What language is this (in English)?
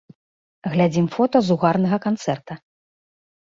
Belarusian